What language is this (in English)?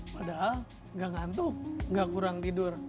Indonesian